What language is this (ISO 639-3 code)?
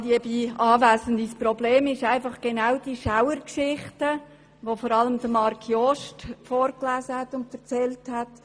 gsw